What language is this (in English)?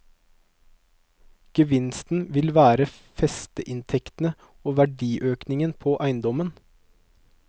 Norwegian